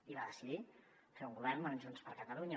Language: Catalan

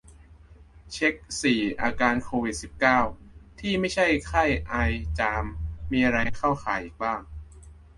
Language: Thai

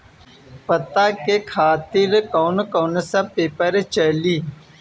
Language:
Bhojpuri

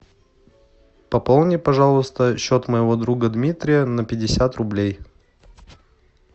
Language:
Russian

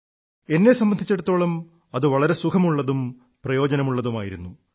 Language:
Malayalam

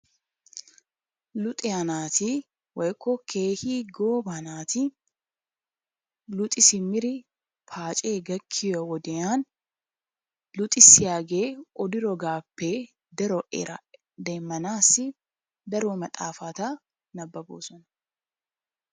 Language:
Wolaytta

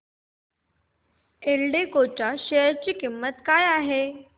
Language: Marathi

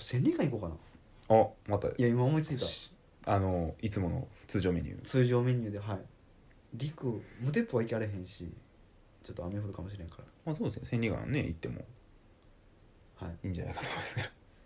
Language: Japanese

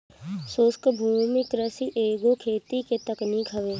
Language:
Bhojpuri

